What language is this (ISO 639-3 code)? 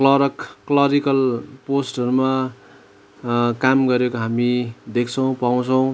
nep